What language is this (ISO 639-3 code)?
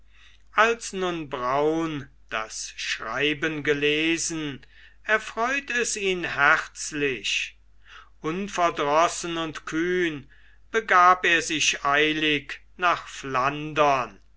deu